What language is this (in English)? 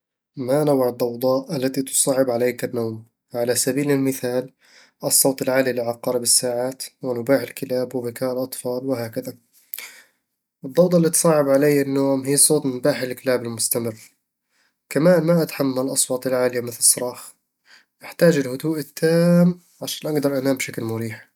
Eastern Egyptian Bedawi Arabic